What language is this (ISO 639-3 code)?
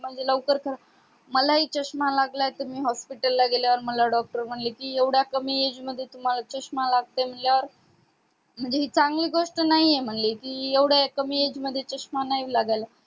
mar